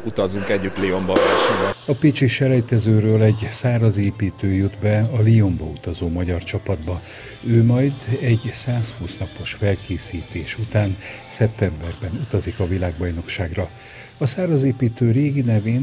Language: Hungarian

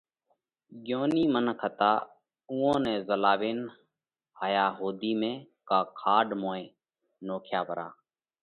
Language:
Parkari Koli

